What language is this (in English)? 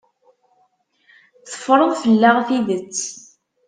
Kabyle